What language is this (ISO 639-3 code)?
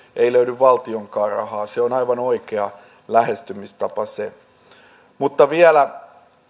fin